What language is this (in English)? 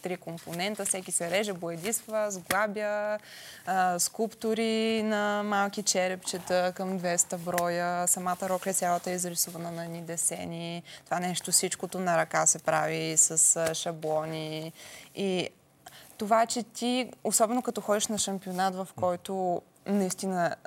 Bulgarian